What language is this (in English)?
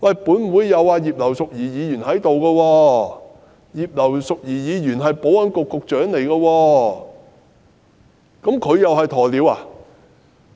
Cantonese